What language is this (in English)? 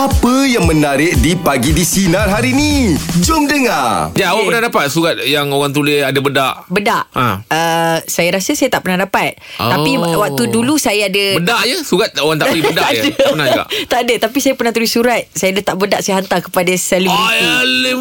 Malay